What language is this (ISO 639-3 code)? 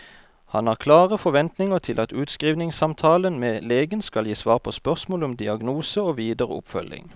nor